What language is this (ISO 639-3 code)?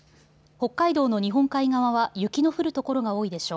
jpn